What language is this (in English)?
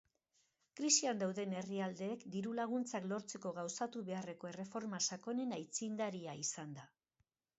Basque